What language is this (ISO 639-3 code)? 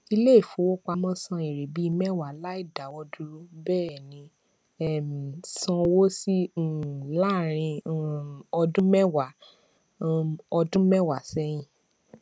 yor